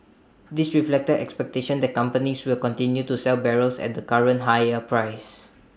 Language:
English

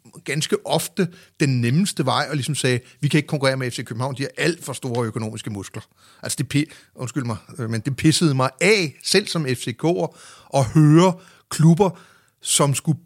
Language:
Danish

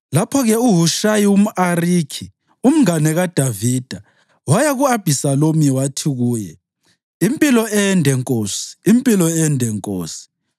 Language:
North Ndebele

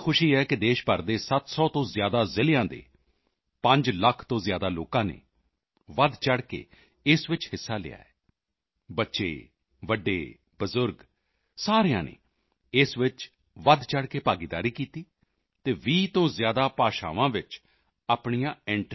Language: Punjabi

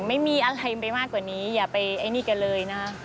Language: Thai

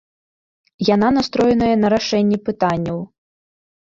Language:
Belarusian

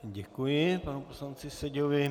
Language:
Czech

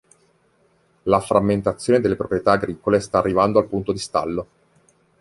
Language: Italian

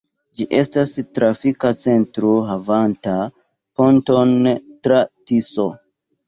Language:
Esperanto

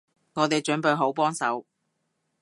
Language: Cantonese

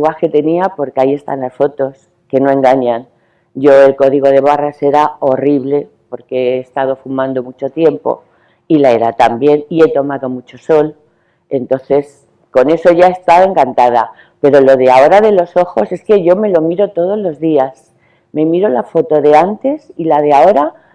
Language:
Spanish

